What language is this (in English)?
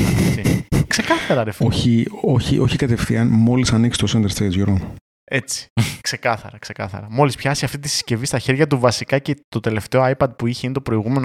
Greek